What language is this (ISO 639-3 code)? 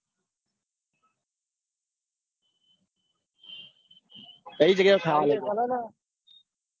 guj